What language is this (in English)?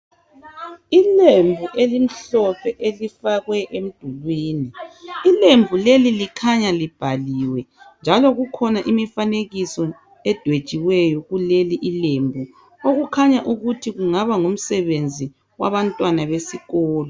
North Ndebele